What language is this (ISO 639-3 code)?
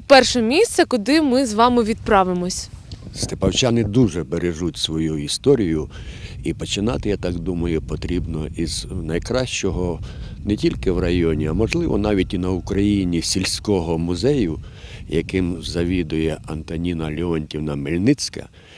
ukr